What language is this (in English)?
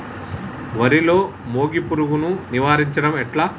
Telugu